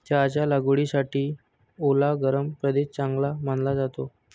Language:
Marathi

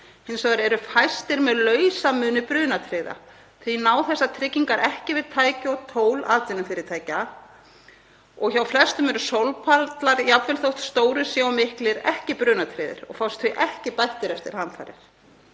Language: Icelandic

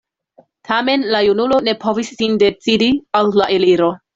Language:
Esperanto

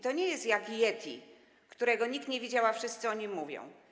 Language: Polish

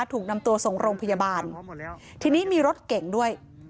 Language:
Thai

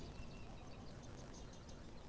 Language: Kannada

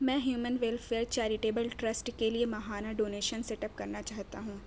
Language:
Urdu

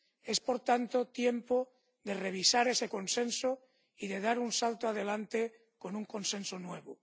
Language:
Spanish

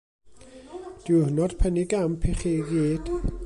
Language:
Welsh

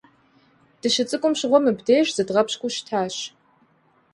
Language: Kabardian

